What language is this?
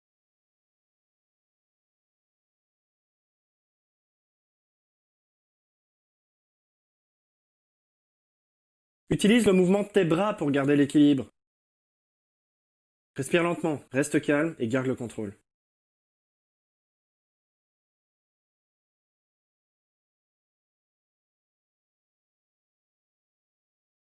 French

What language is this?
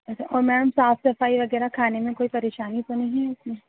Urdu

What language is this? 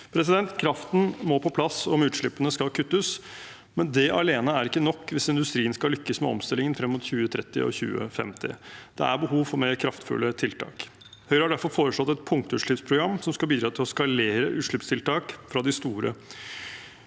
Norwegian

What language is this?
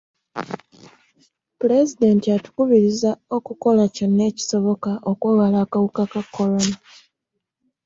Ganda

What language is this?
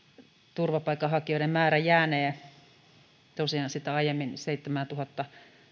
Finnish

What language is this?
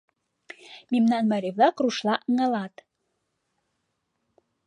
Mari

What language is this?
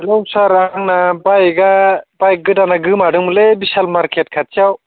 Bodo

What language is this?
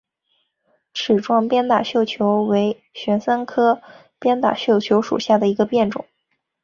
Chinese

